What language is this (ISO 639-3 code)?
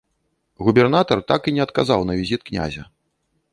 bel